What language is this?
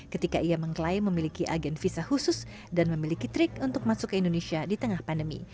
Indonesian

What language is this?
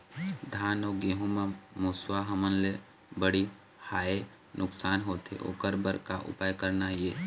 Chhattisgarhi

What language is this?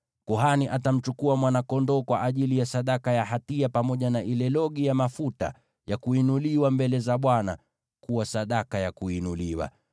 Swahili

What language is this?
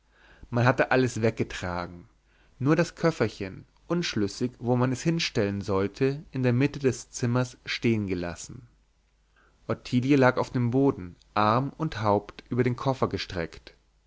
German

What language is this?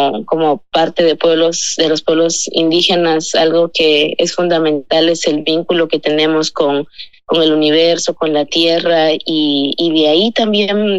Spanish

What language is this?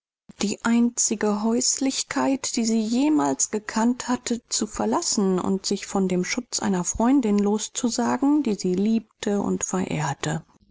German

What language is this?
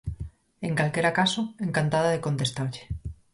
Galician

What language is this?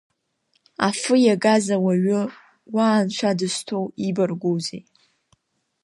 Abkhazian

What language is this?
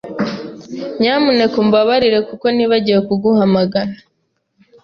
Kinyarwanda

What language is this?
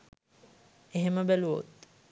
Sinhala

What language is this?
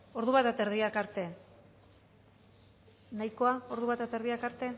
Basque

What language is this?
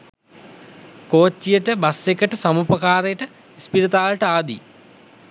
Sinhala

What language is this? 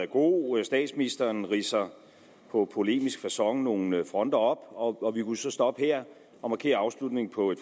Danish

